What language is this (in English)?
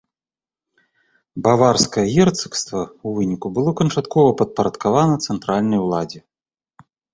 Belarusian